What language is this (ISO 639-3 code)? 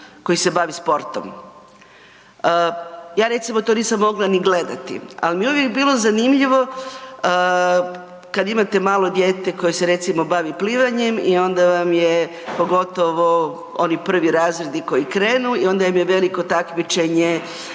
hrv